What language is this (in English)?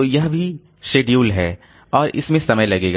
Hindi